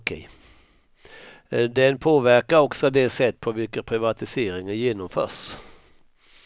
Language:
Swedish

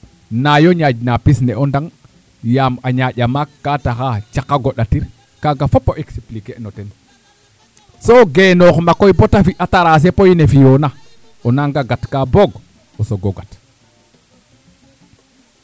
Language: Serer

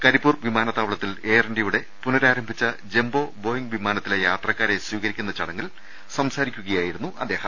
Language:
Malayalam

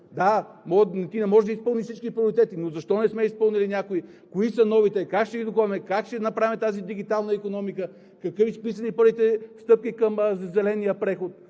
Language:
Bulgarian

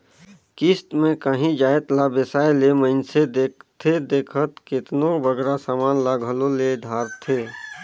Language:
Chhattisgarhi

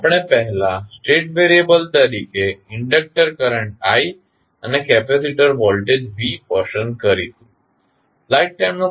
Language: Gujarati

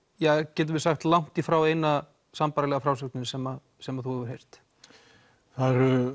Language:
Icelandic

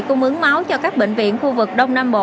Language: Vietnamese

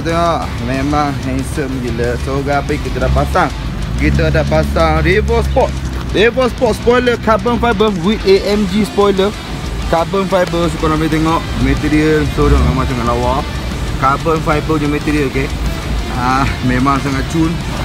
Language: Malay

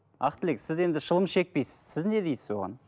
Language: Kazakh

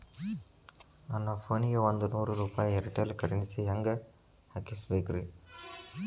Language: Kannada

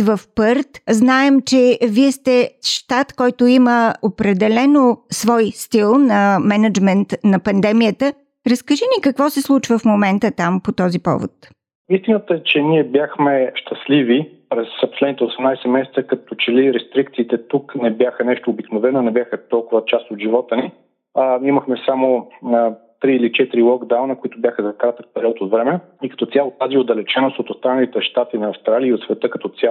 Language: Bulgarian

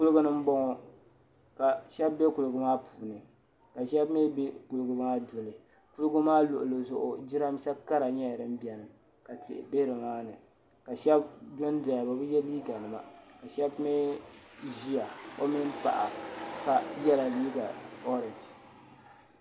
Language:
Dagbani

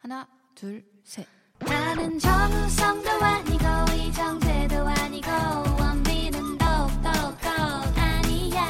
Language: Korean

